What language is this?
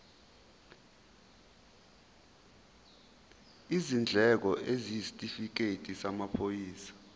Zulu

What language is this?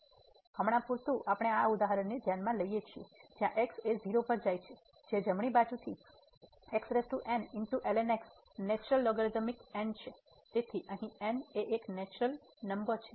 Gujarati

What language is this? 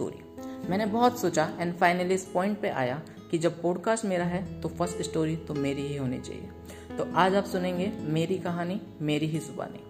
Hindi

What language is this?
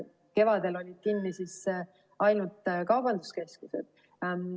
Estonian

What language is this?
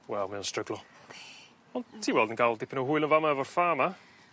Welsh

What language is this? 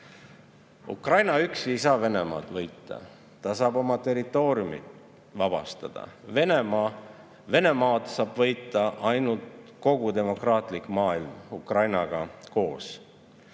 Estonian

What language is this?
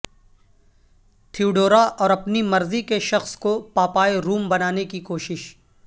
Urdu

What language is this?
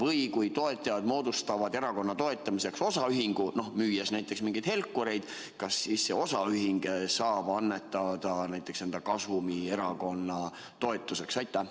Estonian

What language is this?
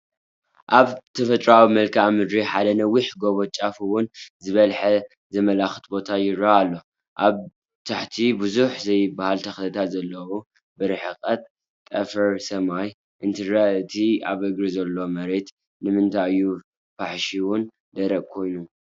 Tigrinya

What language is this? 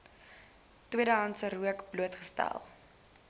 Afrikaans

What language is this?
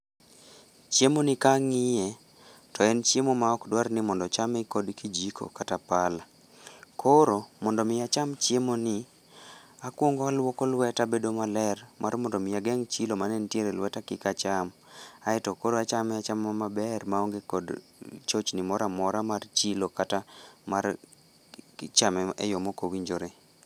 Luo (Kenya and Tanzania)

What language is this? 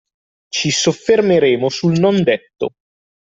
Italian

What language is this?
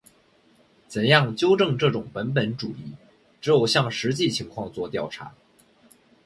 Chinese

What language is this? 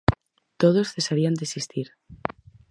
Galician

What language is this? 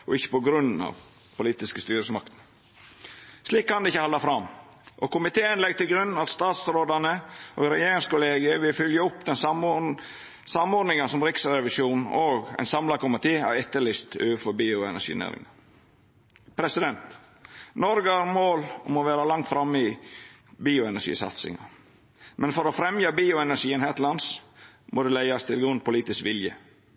Norwegian Nynorsk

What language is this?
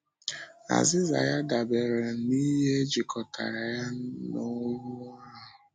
Igbo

